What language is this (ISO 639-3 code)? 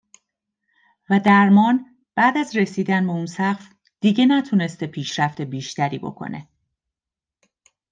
fas